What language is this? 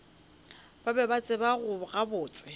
Northern Sotho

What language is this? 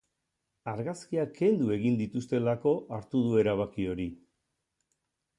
Basque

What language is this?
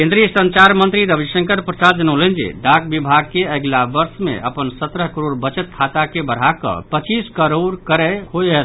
Maithili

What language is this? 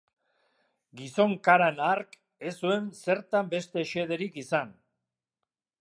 Basque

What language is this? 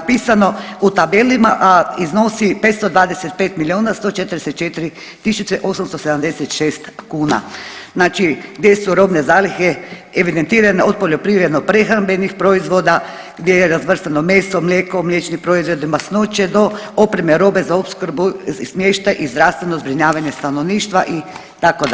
Croatian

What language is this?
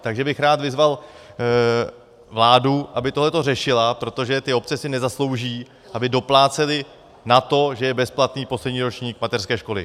Czech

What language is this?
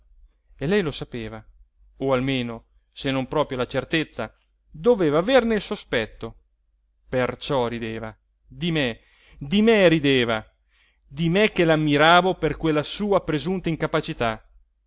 Italian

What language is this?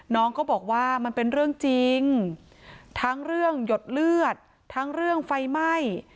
Thai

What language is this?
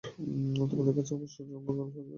Bangla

